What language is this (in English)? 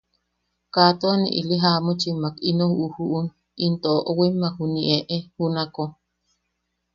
Yaqui